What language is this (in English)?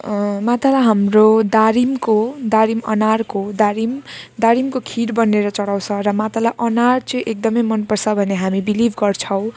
Nepali